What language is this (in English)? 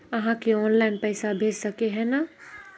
Magahi